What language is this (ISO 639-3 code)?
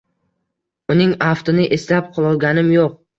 uzb